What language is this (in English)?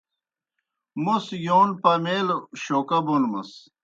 Kohistani Shina